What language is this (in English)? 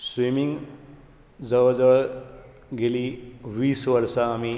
Konkani